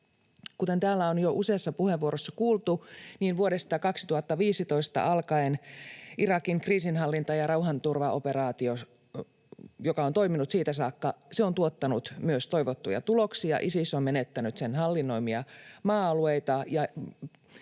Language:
Finnish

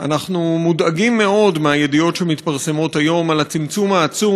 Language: Hebrew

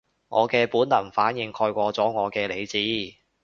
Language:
Cantonese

